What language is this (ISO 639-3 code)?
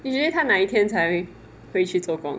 eng